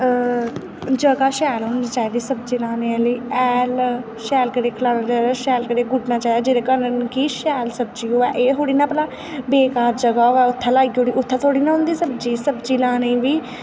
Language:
Dogri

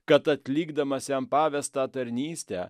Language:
Lithuanian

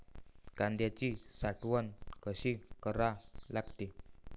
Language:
Marathi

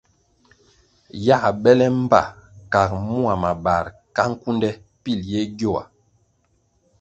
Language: Kwasio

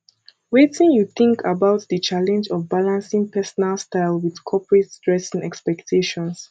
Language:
Nigerian Pidgin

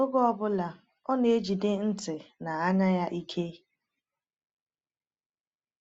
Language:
Igbo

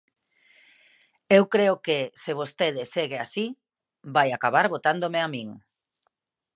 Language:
Galician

